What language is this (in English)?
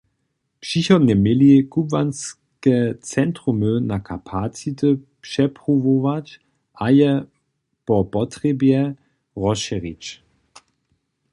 Upper Sorbian